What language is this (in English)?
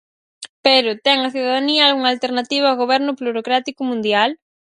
Galician